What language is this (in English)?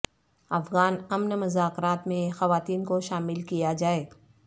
Urdu